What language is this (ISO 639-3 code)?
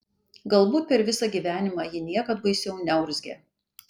lit